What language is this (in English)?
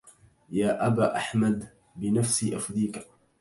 Arabic